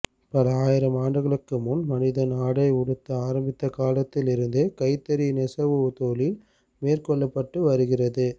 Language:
Tamil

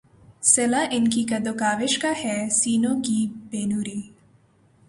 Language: Urdu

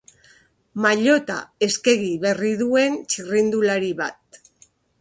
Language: Basque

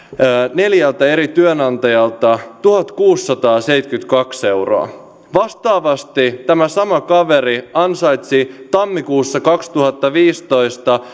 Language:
Finnish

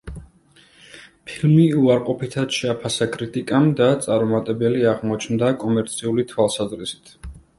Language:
Georgian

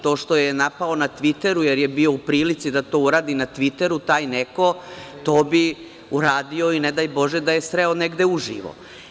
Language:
Serbian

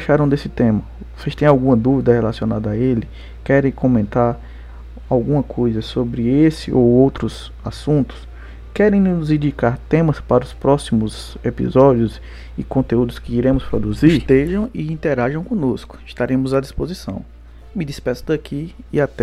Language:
Portuguese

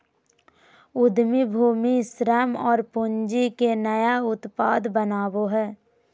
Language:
Magahi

